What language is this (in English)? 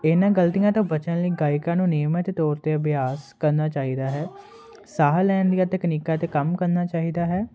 Punjabi